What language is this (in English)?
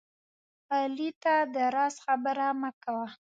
Pashto